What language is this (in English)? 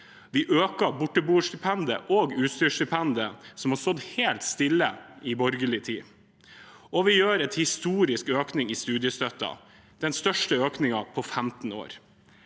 Norwegian